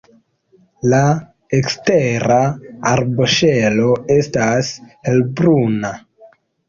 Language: Esperanto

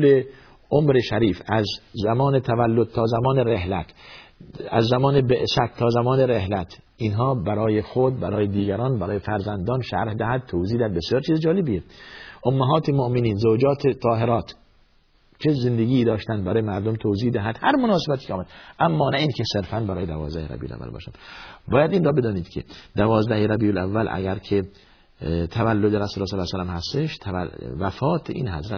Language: Persian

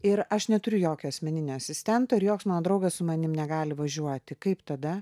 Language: Lithuanian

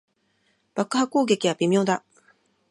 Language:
Japanese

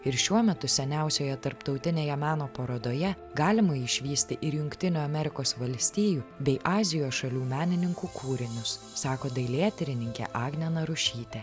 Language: Lithuanian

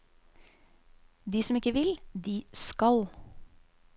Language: Norwegian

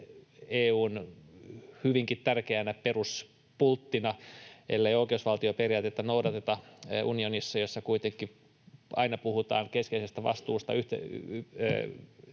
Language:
Finnish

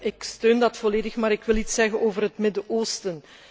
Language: Dutch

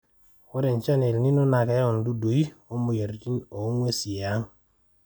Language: Masai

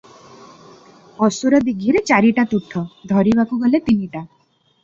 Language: Odia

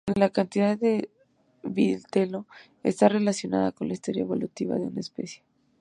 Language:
Spanish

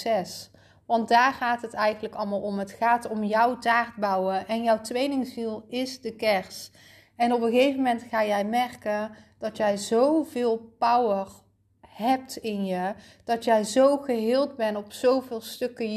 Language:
Dutch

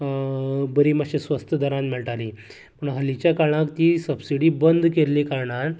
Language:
Konkani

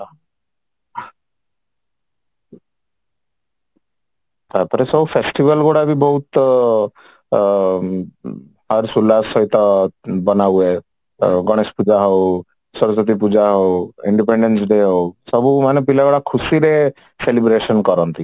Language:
Odia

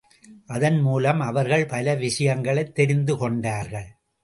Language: Tamil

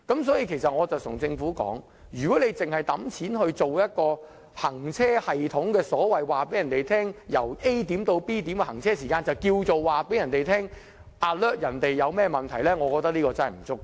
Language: Cantonese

